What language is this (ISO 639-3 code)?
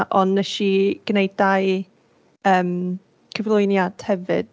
cym